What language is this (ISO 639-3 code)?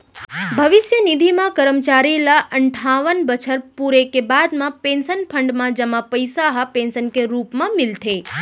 hne